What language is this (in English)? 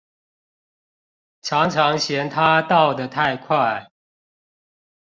Chinese